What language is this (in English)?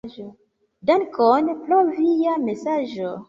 Esperanto